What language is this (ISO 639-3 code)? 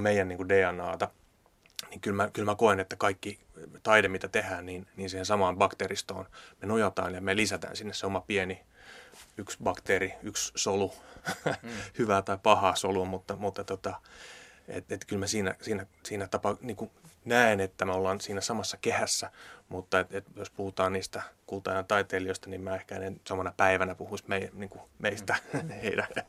fin